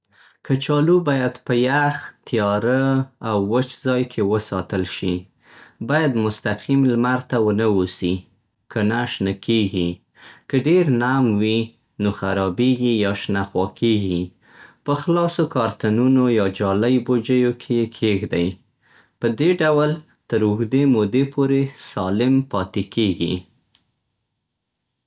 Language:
Central Pashto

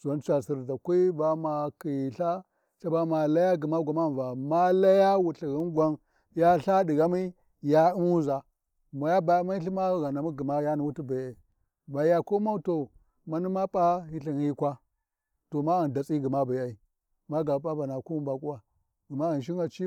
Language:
Warji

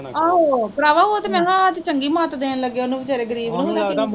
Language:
Punjabi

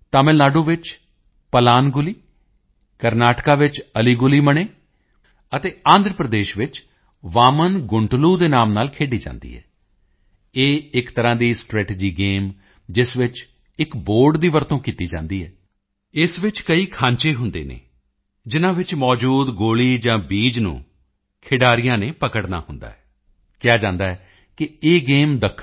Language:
Punjabi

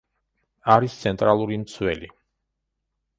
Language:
Georgian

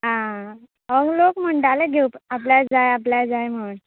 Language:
Konkani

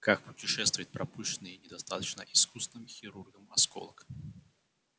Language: Russian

